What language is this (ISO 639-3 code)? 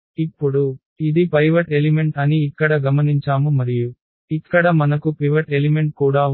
tel